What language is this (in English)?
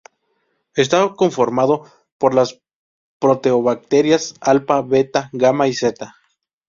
Spanish